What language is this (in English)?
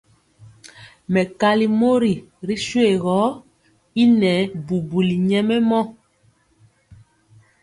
Mpiemo